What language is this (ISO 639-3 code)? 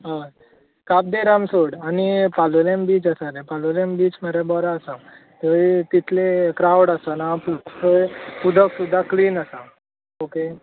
kok